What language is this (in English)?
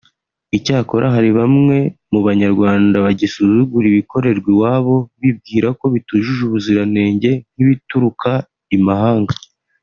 Kinyarwanda